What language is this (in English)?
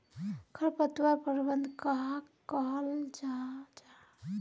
Magahi